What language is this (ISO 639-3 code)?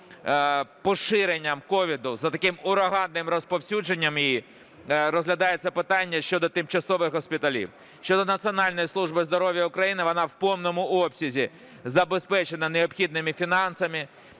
ukr